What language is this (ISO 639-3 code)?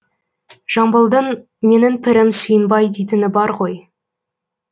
kaz